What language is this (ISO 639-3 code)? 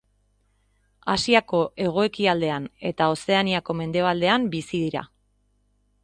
eus